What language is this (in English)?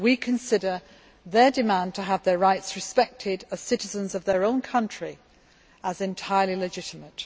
English